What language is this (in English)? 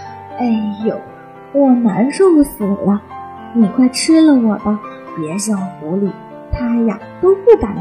Chinese